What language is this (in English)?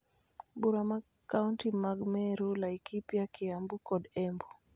Luo (Kenya and Tanzania)